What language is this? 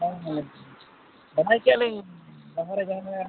Santali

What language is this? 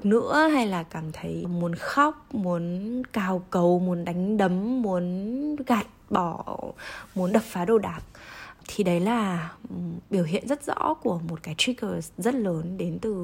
Vietnamese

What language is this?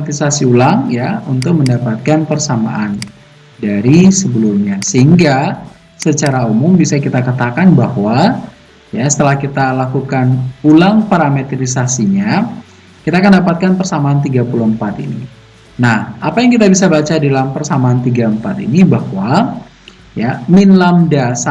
Indonesian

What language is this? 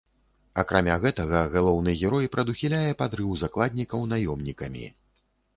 Belarusian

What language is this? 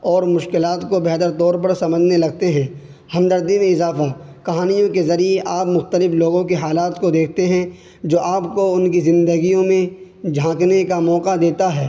Urdu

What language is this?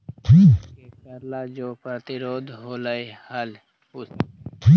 Magahi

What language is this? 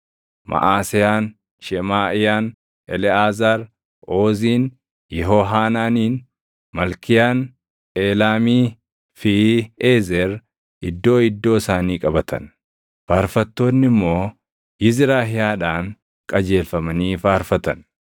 Oromo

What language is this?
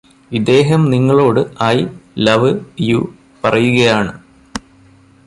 Malayalam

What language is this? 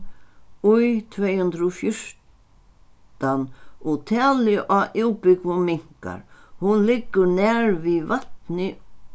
Faroese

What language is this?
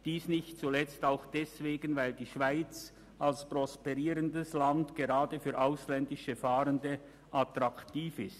Swiss German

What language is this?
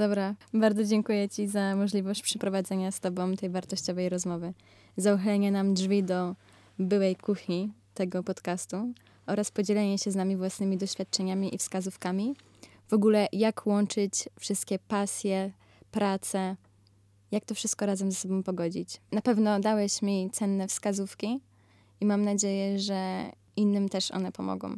Polish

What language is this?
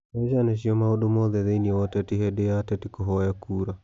Kikuyu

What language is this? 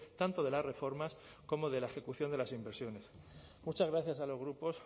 Spanish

